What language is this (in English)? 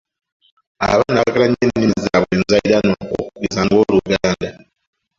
Ganda